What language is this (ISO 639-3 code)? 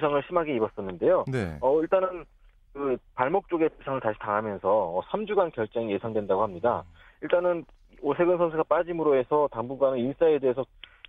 kor